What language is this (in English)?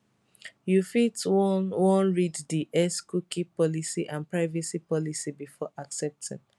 Nigerian Pidgin